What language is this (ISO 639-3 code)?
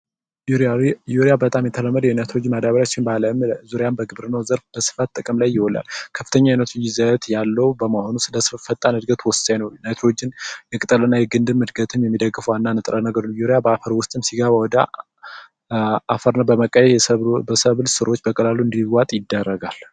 amh